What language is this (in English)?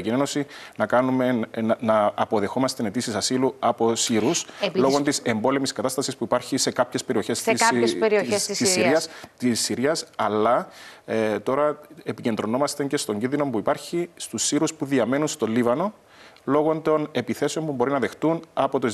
Greek